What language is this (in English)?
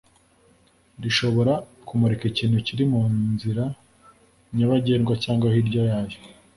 Kinyarwanda